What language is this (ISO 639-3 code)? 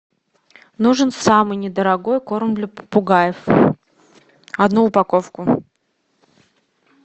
rus